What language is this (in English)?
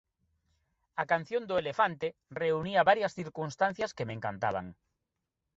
Galician